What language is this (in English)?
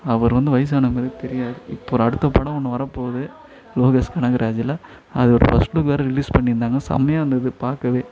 Tamil